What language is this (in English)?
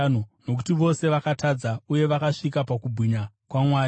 Shona